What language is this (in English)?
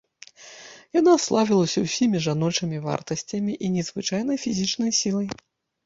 Belarusian